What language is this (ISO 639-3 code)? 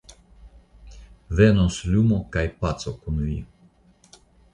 epo